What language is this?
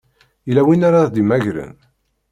Kabyle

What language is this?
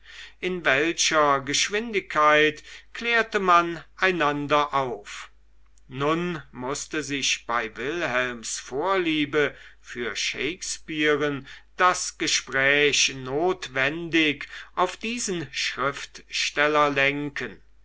German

